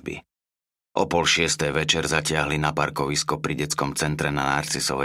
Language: Slovak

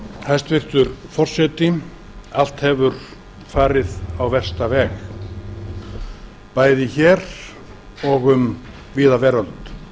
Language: Icelandic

